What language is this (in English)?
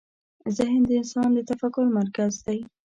Pashto